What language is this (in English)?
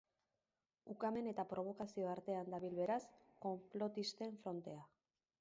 Basque